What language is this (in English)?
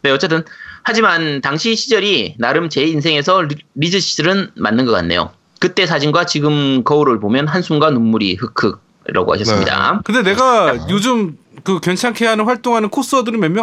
Korean